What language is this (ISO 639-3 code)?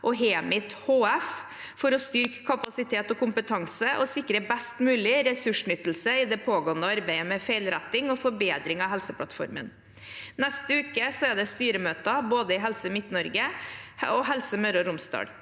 nor